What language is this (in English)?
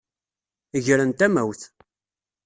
Kabyle